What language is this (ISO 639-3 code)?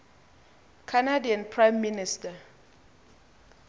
xho